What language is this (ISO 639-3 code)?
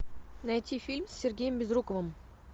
rus